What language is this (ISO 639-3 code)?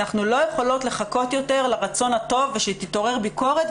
heb